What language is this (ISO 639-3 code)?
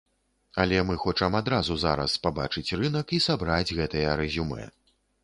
bel